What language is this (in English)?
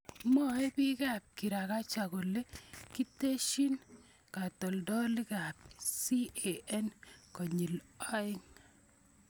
Kalenjin